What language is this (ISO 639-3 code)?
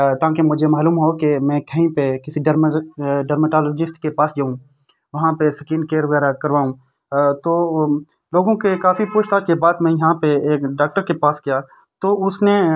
urd